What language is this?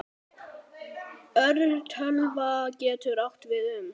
Icelandic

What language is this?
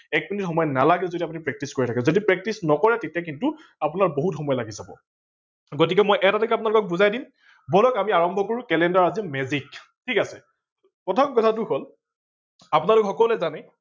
Assamese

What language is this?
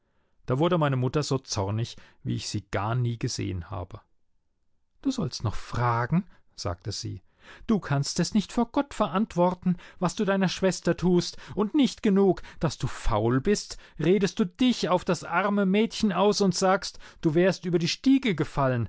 German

